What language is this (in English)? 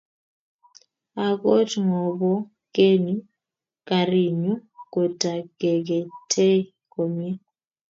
Kalenjin